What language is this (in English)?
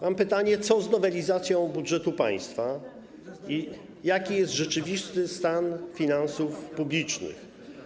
Polish